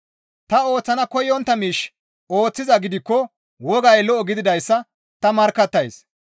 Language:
Gamo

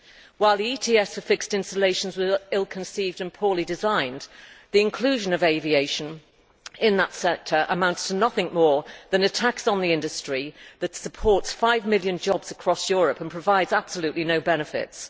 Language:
English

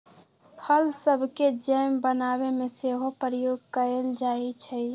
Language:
Magahi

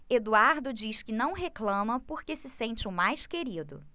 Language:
Portuguese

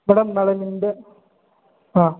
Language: Kannada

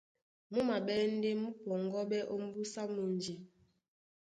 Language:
Duala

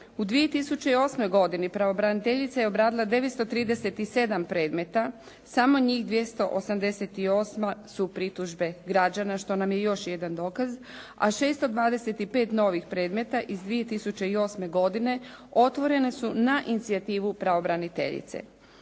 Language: Croatian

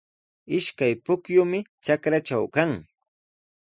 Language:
Sihuas Ancash Quechua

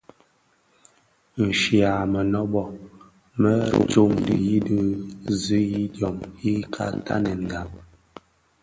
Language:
Bafia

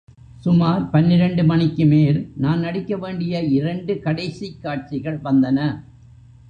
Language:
Tamil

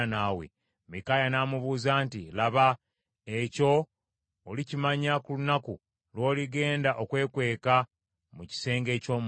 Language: Ganda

